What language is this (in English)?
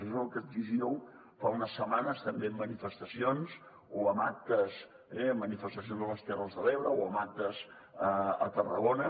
Catalan